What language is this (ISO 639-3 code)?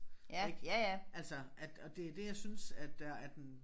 dan